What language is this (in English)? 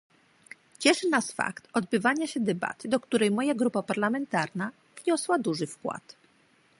Polish